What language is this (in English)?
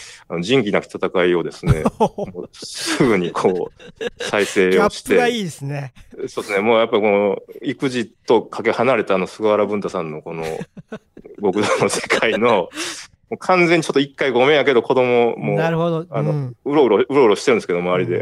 Japanese